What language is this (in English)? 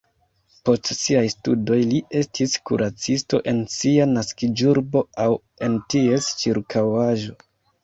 Esperanto